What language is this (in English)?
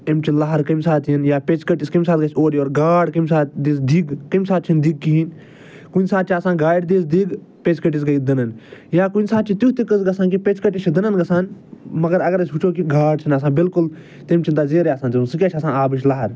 Kashmiri